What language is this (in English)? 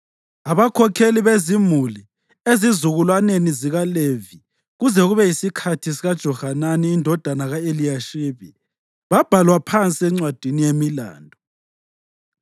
North Ndebele